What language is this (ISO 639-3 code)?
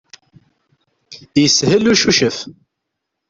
kab